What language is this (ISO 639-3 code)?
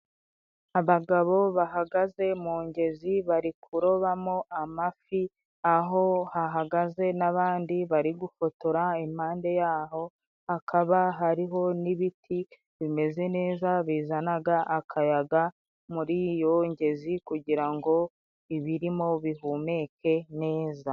kin